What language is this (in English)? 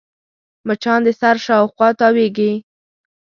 Pashto